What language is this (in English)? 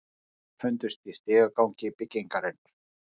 Icelandic